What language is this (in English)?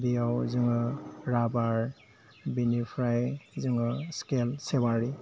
Bodo